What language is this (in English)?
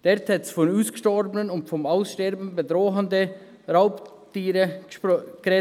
Swiss German